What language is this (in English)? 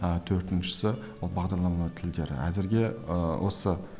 Kazakh